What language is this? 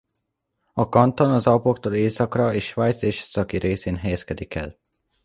Hungarian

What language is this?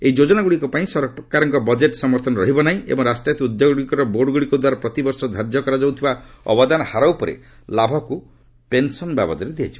Odia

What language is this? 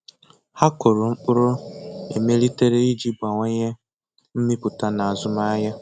Igbo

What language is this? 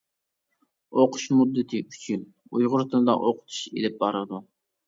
Uyghur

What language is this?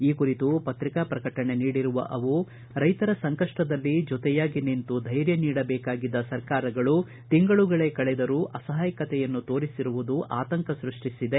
Kannada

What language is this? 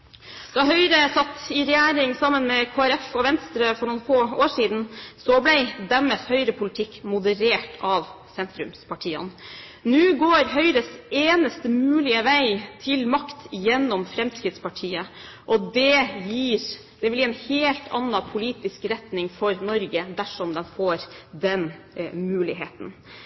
Norwegian Bokmål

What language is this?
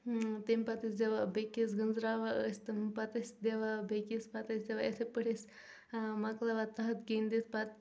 Kashmiri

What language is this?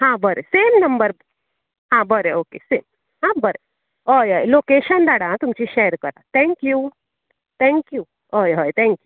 Konkani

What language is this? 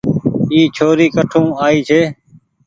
Goaria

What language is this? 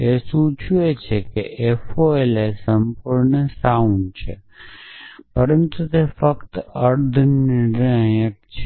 Gujarati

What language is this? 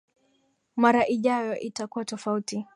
Swahili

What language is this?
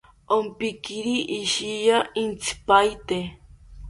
South Ucayali Ashéninka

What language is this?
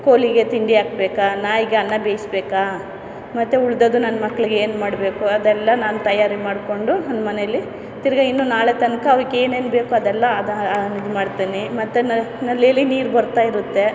Kannada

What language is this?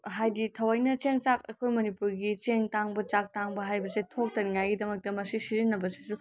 Manipuri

